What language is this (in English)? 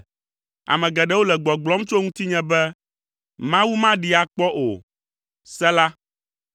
Ewe